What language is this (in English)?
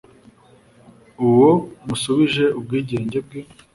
Kinyarwanda